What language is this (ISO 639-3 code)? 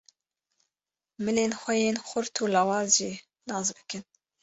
kur